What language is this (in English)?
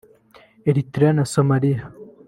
Kinyarwanda